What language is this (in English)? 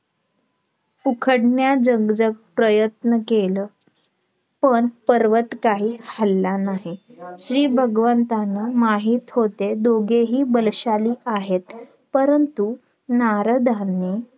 Marathi